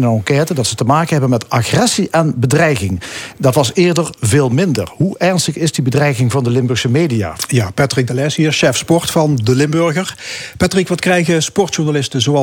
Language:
Dutch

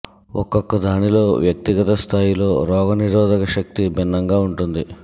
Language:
Telugu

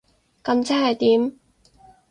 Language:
Cantonese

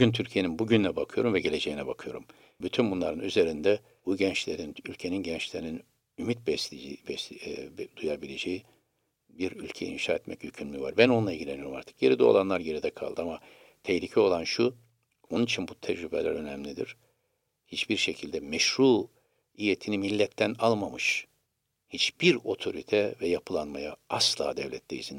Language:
Turkish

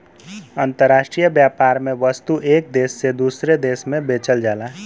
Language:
Bhojpuri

